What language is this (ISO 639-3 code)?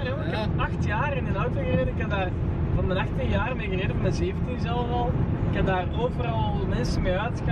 nld